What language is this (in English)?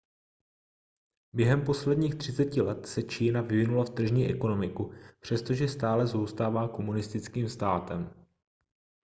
Czech